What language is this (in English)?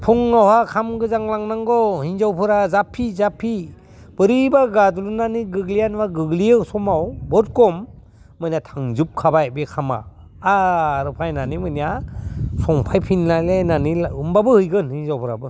Bodo